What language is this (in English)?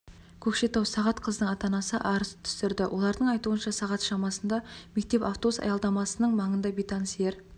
Kazakh